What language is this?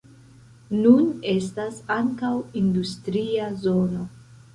Esperanto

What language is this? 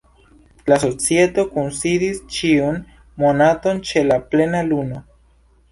Esperanto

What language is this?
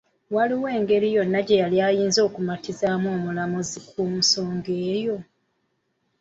Ganda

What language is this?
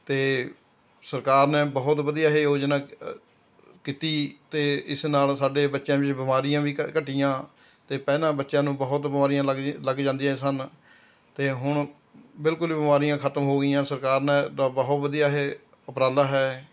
Punjabi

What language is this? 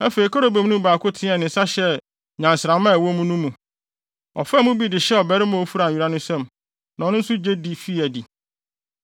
Akan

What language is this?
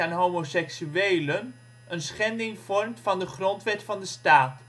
Dutch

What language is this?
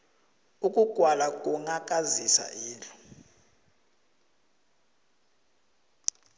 South Ndebele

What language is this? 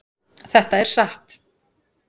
Icelandic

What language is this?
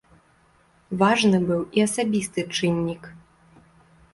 Belarusian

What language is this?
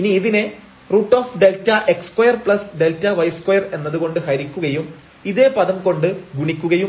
Malayalam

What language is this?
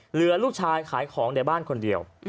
Thai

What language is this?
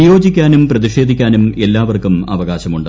Malayalam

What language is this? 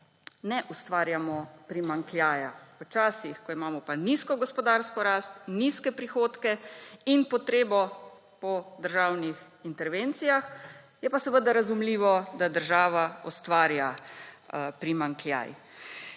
Slovenian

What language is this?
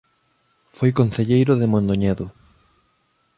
Galician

